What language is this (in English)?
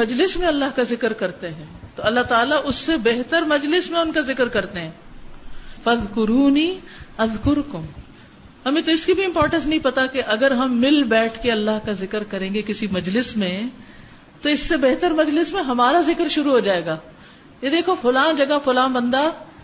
Urdu